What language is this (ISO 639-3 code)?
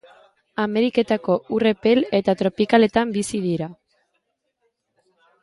eus